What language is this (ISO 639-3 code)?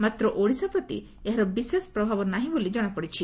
ori